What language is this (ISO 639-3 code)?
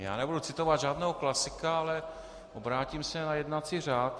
ces